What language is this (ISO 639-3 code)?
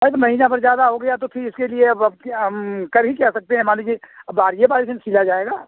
hin